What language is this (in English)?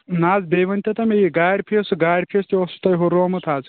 Kashmiri